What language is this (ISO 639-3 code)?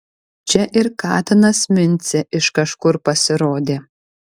lit